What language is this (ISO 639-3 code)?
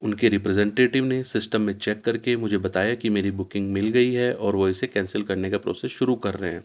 urd